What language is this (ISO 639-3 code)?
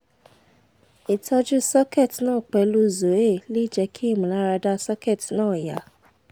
yor